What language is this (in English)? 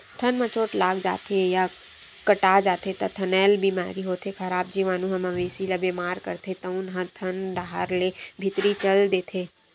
Chhattisgarhi